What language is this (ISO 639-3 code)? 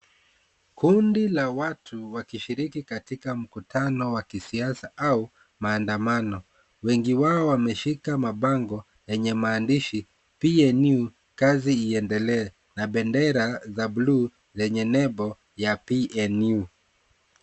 swa